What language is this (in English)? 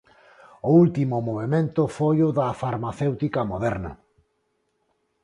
Galician